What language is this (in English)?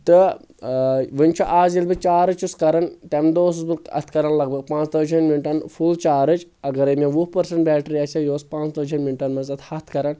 Kashmiri